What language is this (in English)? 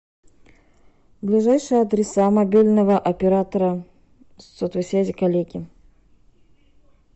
Russian